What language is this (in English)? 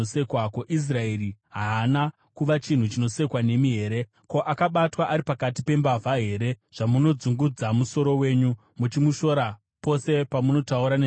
Shona